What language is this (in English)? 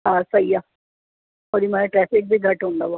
Sindhi